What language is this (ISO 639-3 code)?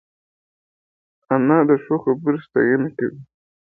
pus